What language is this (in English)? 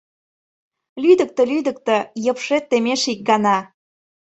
Mari